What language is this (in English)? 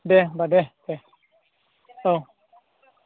Bodo